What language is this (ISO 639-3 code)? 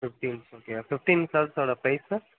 tam